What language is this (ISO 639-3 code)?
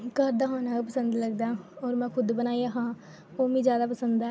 doi